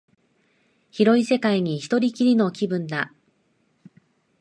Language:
Japanese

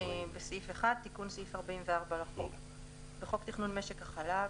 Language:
Hebrew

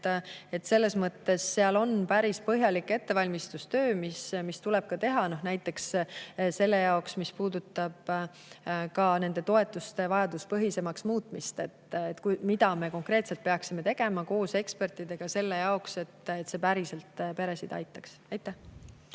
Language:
Estonian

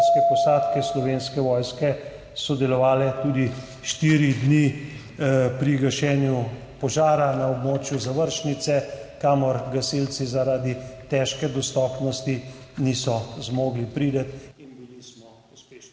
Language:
Slovenian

